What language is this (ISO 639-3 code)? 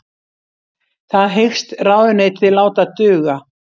isl